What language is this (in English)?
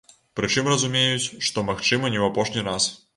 Belarusian